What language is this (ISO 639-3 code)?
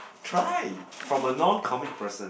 eng